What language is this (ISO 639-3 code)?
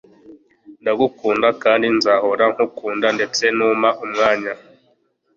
kin